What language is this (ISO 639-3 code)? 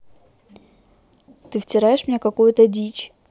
rus